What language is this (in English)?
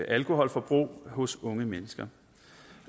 Danish